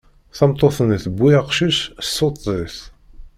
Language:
Kabyle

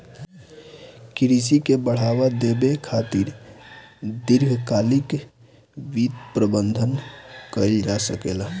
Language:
Bhojpuri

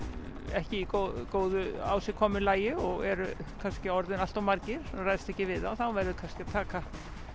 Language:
Icelandic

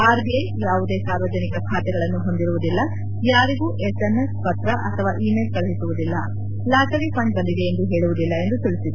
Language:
Kannada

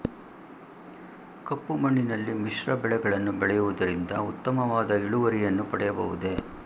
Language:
Kannada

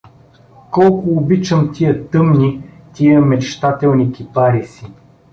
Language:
Bulgarian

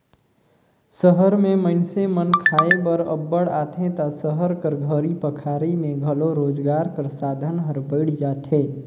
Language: Chhattisgarhi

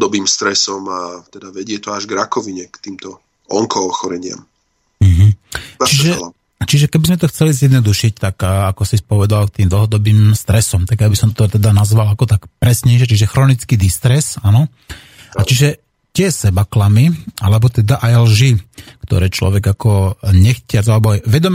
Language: Slovak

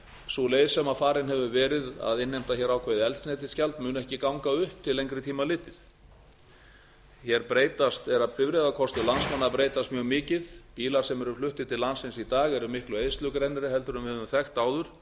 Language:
Icelandic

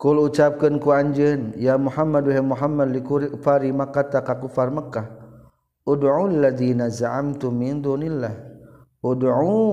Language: Malay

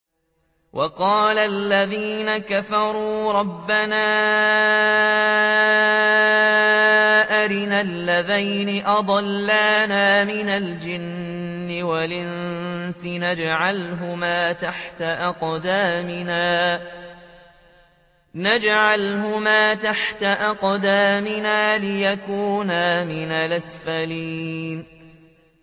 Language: Arabic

